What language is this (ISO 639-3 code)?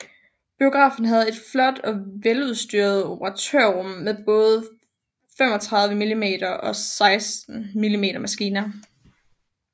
dan